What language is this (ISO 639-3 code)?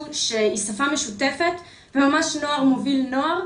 heb